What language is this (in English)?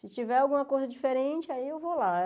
Portuguese